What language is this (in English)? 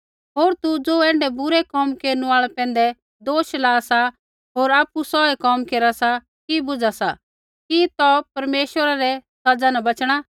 Kullu Pahari